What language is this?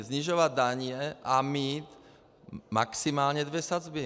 Czech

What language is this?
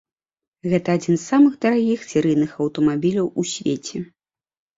Belarusian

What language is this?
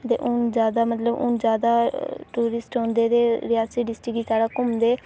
Dogri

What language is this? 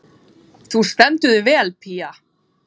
Icelandic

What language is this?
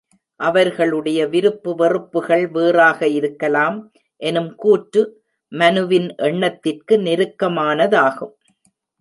Tamil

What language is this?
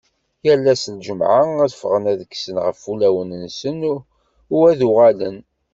Kabyle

